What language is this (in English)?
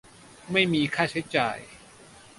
Thai